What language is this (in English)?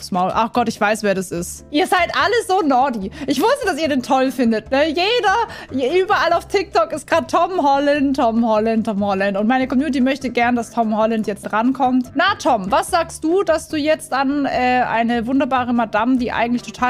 German